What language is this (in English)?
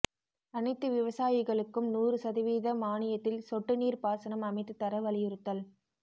Tamil